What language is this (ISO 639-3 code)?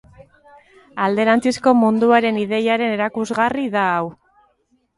eus